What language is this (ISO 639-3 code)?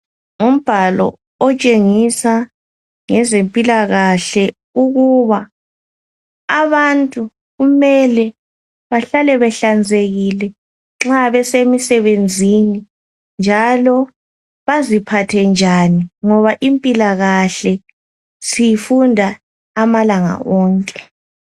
nde